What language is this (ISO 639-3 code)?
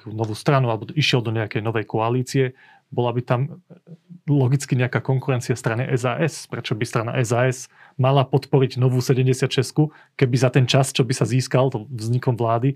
slk